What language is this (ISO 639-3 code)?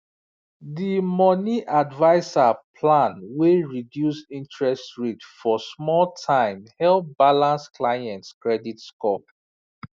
pcm